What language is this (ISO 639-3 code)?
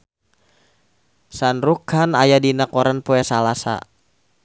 sun